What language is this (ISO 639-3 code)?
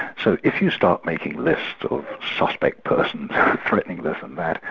eng